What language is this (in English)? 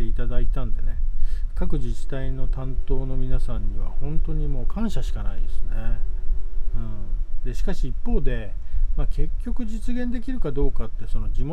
Japanese